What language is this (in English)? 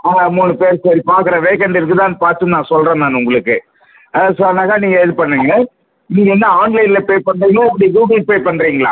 Tamil